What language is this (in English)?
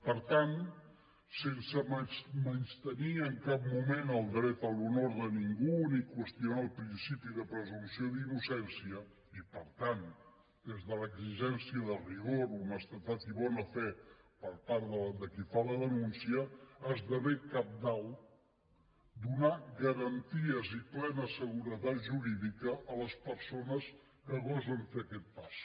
Catalan